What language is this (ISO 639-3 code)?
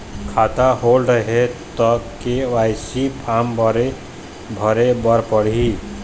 hne